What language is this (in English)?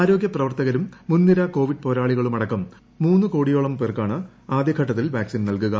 Malayalam